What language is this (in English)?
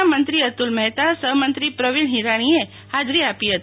Gujarati